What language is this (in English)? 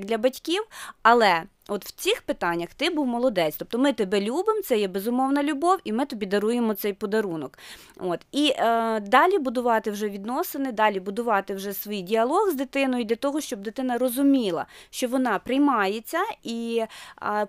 Ukrainian